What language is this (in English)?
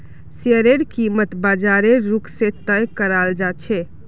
Magahi